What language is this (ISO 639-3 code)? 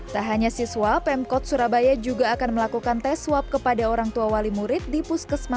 ind